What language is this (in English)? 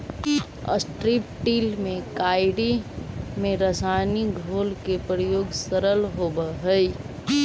Magahi